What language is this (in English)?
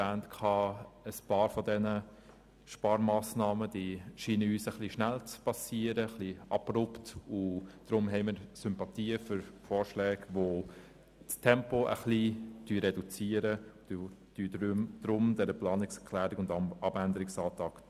Swiss German